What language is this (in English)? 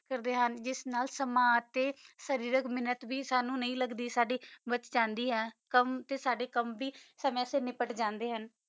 Punjabi